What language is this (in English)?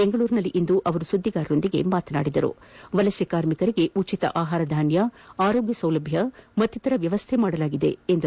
Kannada